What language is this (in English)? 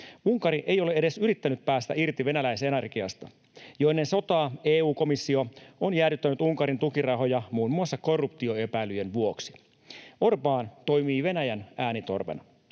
Finnish